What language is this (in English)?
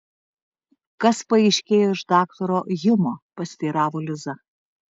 Lithuanian